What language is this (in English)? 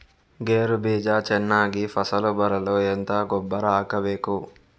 Kannada